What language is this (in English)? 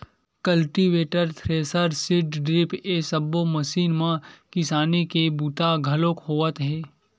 Chhattisgarhi